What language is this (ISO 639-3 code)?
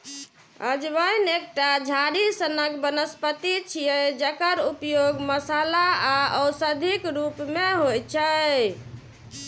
mai